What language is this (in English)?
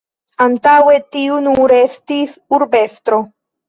Esperanto